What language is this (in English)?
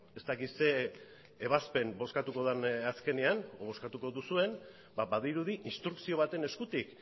Basque